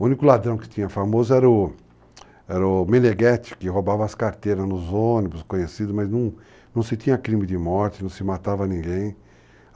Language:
Portuguese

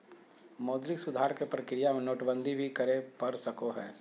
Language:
Magahi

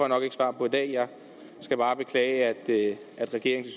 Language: Danish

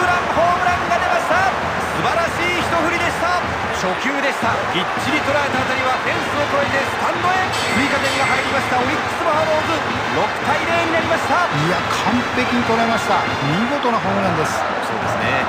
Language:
Japanese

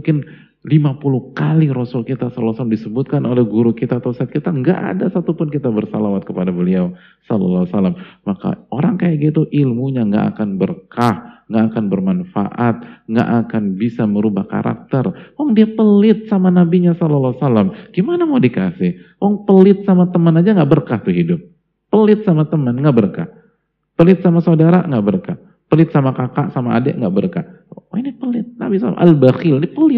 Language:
Indonesian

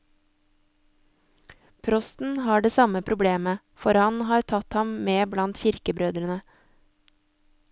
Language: Norwegian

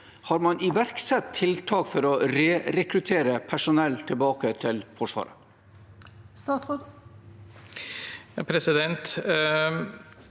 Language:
Norwegian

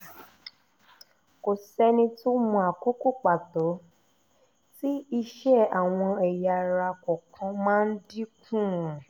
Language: Yoruba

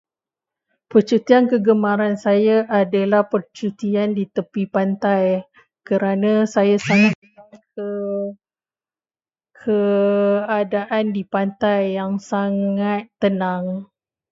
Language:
Malay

